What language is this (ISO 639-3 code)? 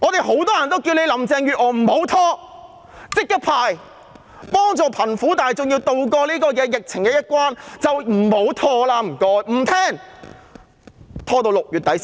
yue